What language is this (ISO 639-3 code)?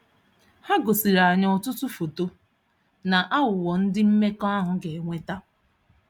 ibo